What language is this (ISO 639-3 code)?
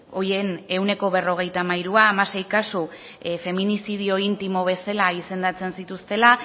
eus